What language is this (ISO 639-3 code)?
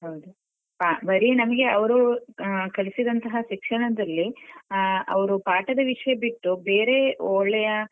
kan